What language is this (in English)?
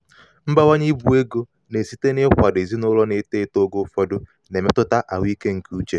Igbo